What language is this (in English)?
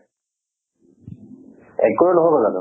Assamese